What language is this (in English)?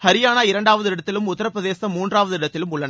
Tamil